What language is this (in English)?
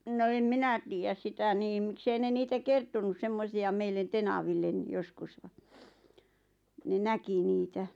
Finnish